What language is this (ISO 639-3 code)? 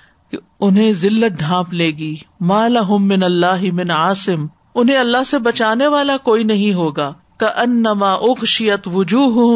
urd